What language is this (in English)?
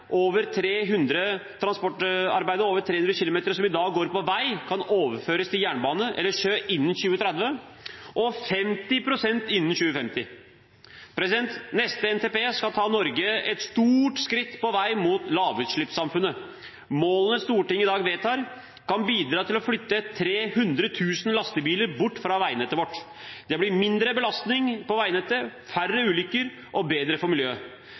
Norwegian Bokmål